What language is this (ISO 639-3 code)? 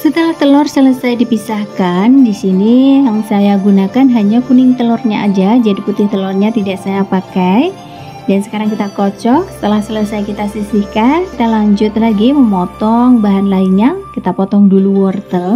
ind